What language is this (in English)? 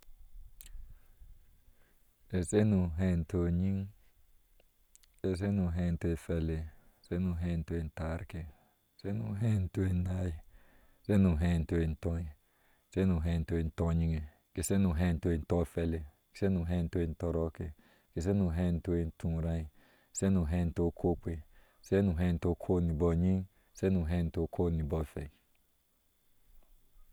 Ashe